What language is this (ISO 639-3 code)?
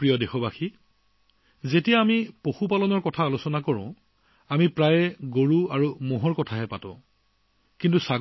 asm